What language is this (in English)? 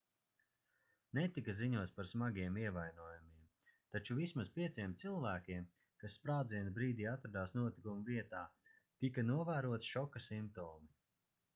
Latvian